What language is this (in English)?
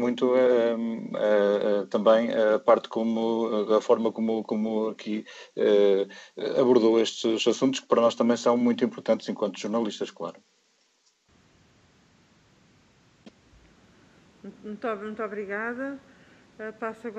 Portuguese